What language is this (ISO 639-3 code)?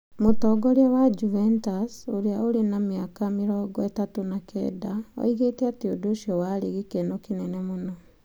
kik